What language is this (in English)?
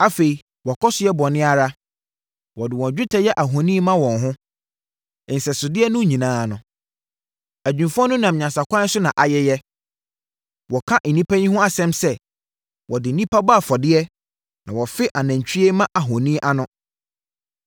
Akan